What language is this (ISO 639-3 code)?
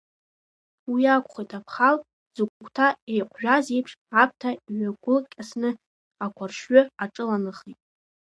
abk